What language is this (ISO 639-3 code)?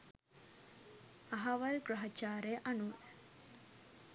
sin